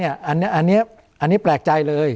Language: Thai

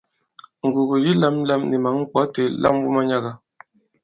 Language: Bankon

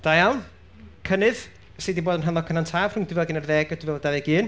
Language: Welsh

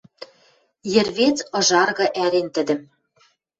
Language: Western Mari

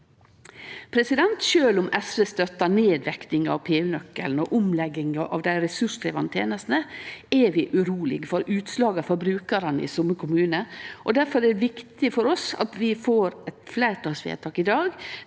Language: Norwegian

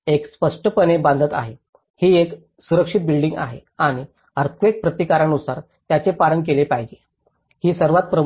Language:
Marathi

